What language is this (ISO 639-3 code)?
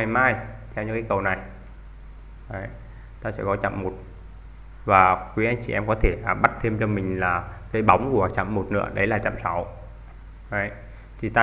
vie